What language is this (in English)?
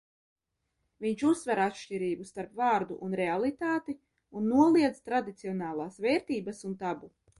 Latvian